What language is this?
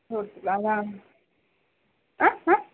Telugu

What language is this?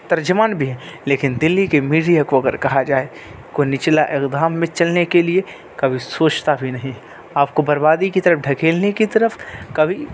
Urdu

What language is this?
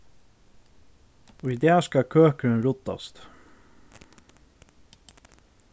Faroese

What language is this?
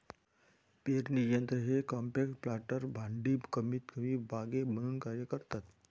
Marathi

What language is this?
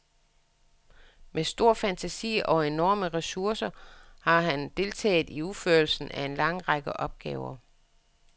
Danish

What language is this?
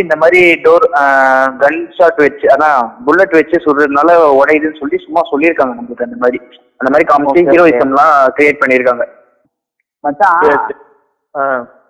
Tamil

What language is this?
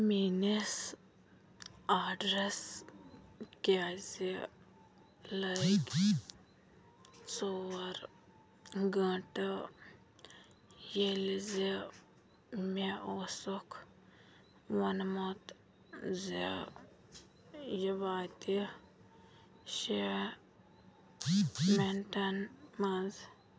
Kashmiri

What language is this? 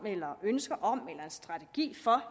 Danish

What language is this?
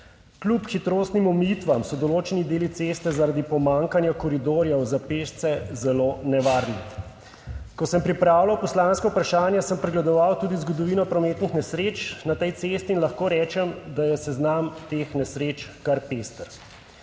Slovenian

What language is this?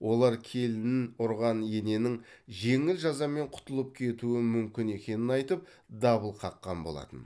Kazakh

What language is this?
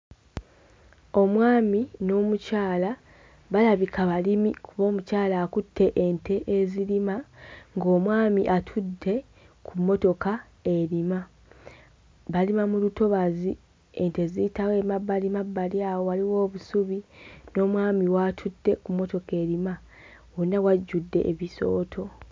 Ganda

